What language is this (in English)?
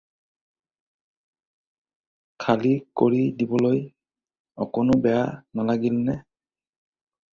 Assamese